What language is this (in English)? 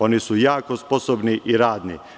Serbian